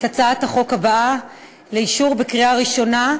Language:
Hebrew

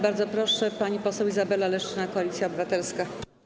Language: Polish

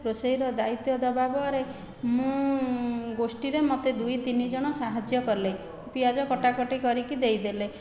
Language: Odia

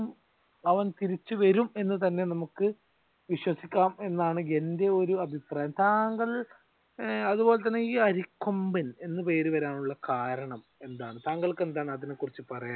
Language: Malayalam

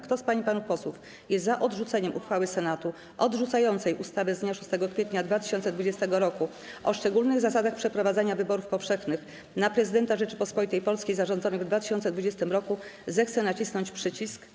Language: Polish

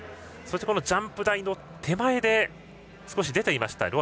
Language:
Japanese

